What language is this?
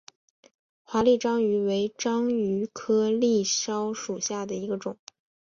Chinese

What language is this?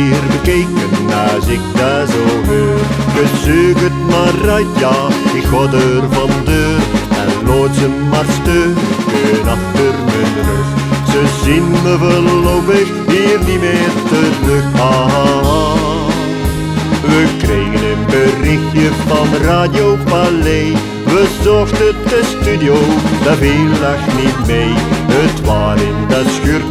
Dutch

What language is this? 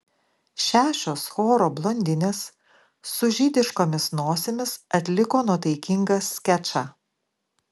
Lithuanian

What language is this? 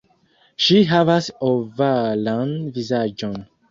Esperanto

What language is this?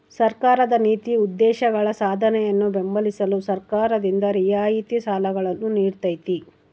Kannada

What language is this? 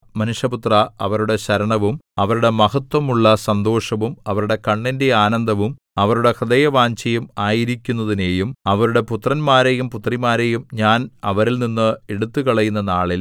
Malayalam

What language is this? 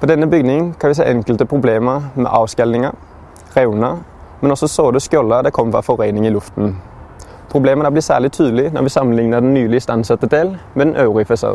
Danish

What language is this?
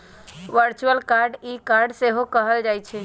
Magahi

